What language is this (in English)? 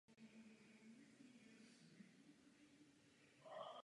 Czech